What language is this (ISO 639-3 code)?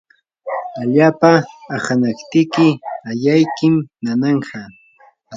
qur